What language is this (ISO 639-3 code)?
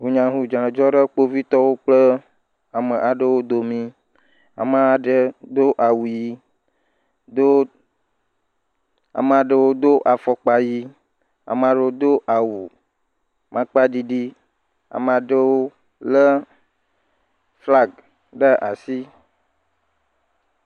ewe